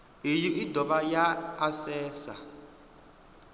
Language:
Venda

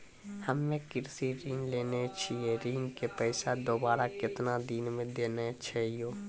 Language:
Maithili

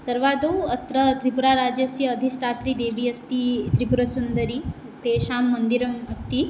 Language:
Sanskrit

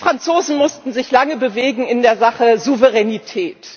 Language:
German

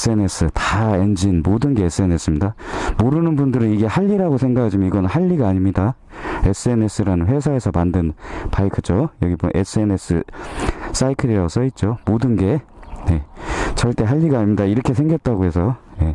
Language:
Korean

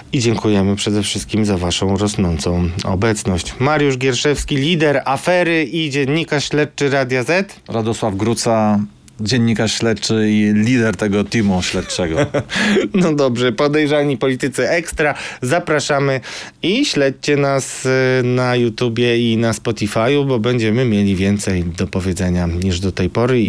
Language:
Polish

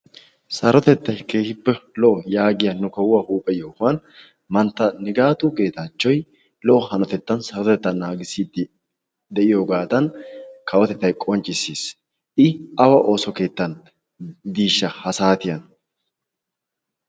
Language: Wolaytta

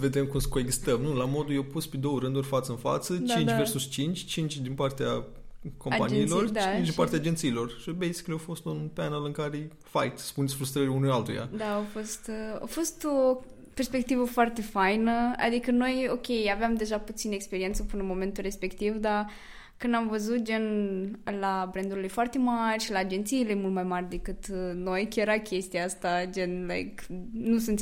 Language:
Romanian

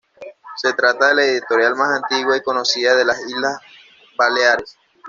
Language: Spanish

